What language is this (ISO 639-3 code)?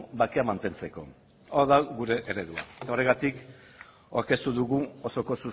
eus